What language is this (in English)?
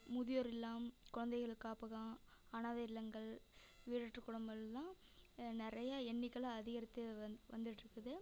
Tamil